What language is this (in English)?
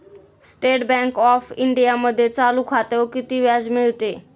Marathi